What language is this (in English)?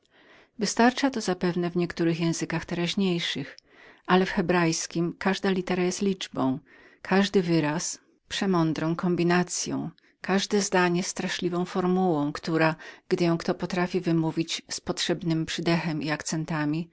Polish